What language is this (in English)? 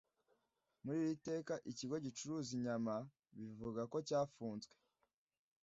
Kinyarwanda